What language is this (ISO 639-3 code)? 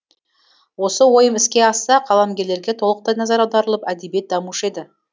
kaz